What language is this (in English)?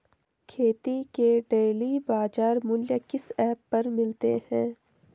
Hindi